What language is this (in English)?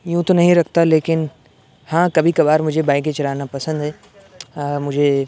Urdu